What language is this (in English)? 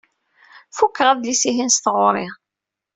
Kabyle